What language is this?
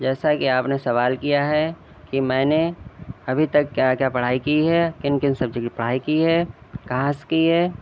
Urdu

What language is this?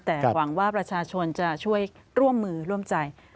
Thai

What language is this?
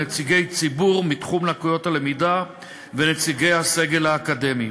Hebrew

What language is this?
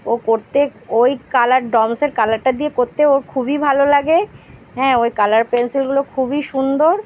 Bangla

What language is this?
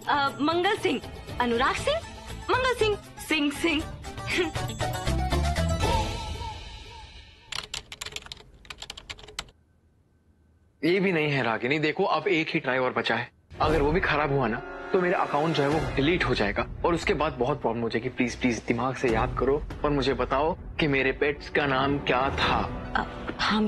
Hindi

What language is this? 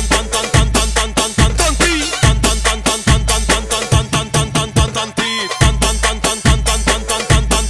Arabic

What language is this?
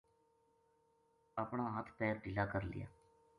Gujari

